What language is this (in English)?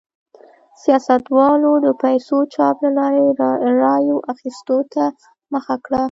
Pashto